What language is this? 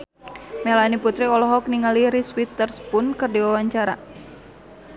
Sundanese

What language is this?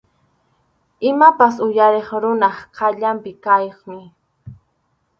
Arequipa-La Unión Quechua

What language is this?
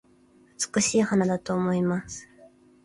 Japanese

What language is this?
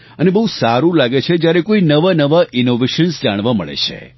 Gujarati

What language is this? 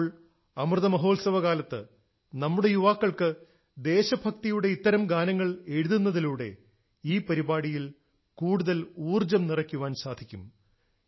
Malayalam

